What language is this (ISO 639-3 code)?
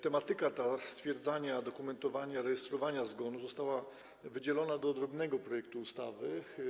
pol